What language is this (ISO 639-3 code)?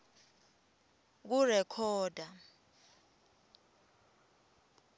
ssw